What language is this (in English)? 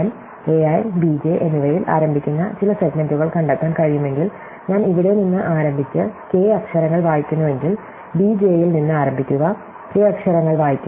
Malayalam